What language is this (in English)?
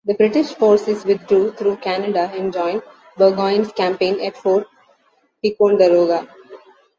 English